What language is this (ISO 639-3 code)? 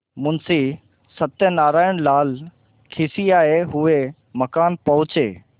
hin